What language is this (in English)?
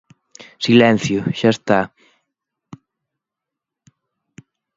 Galician